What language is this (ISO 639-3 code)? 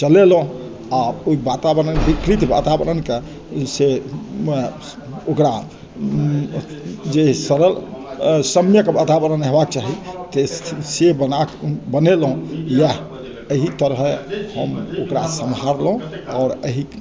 mai